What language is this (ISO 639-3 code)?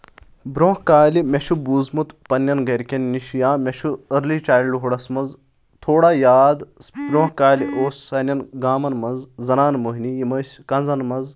kas